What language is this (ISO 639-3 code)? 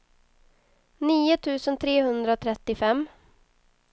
swe